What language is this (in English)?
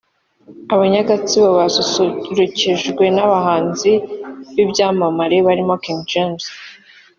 Kinyarwanda